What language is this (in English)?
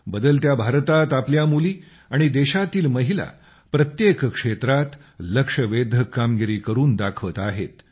Marathi